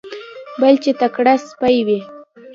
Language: Pashto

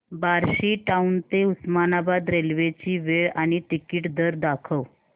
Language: Marathi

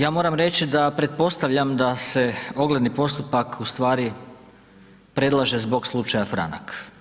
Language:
Croatian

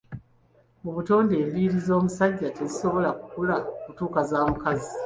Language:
Ganda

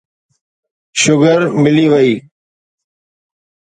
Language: Sindhi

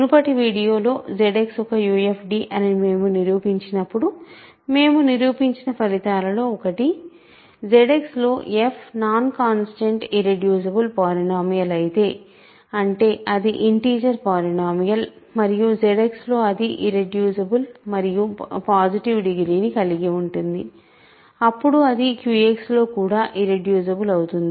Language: Telugu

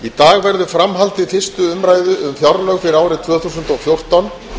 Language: Icelandic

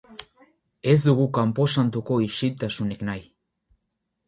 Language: Basque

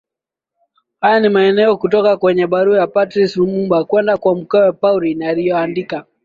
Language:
Swahili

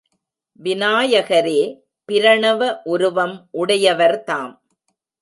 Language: Tamil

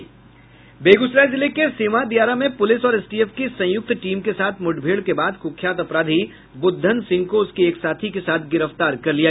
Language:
Hindi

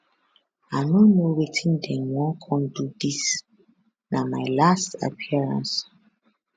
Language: Nigerian Pidgin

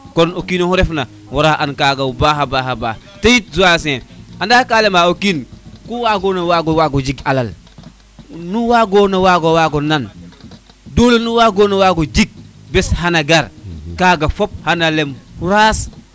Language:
Serer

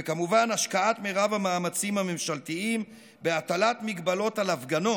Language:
Hebrew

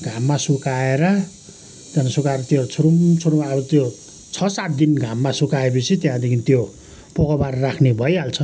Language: Nepali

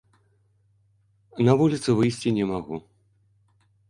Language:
Belarusian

